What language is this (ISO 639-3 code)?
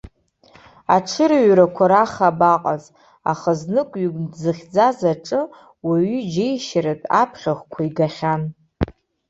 abk